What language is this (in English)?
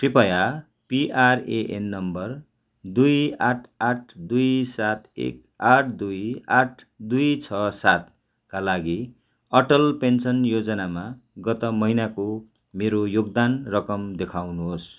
Nepali